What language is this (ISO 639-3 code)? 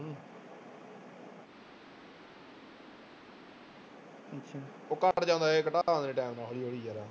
pan